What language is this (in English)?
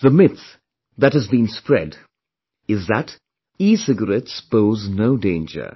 English